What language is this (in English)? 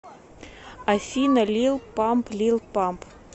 Russian